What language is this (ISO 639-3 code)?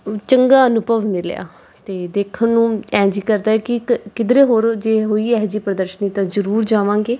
pan